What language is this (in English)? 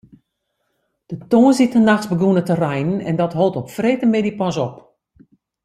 Western Frisian